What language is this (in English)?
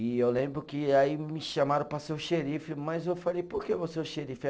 Portuguese